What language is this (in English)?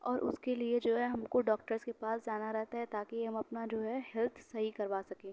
Urdu